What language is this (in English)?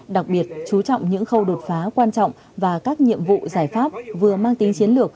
Vietnamese